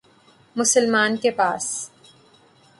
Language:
Urdu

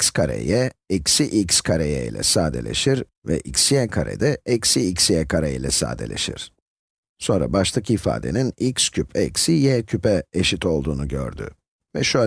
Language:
Turkish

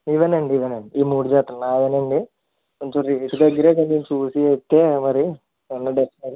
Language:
Telugu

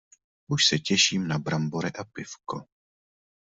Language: Czech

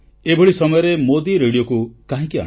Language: Odia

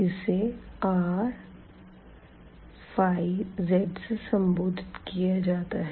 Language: Hindi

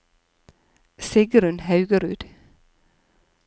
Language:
Norwegian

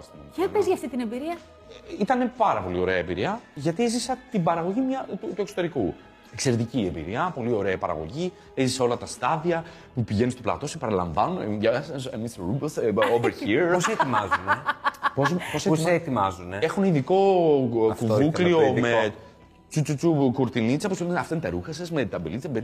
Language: Greek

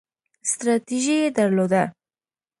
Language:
Pashto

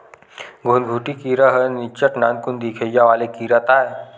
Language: Chhattisgarhi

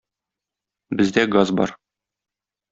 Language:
Tatar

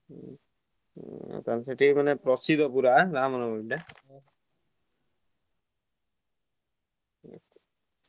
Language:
Odia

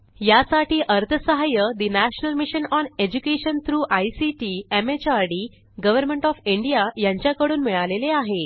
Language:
Marathi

